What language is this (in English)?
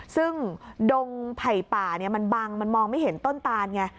Thai